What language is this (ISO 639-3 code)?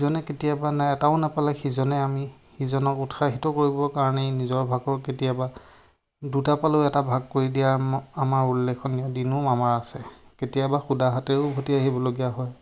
asm